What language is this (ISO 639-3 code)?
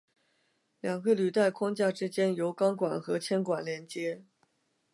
zho